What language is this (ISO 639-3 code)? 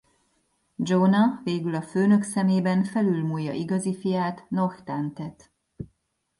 hun